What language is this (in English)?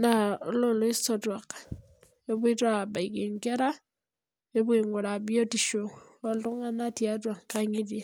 Masai